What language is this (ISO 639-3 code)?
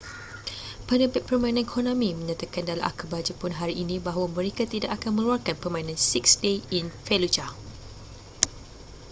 msa